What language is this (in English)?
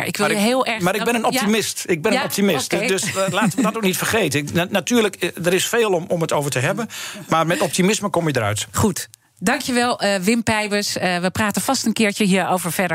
Dutch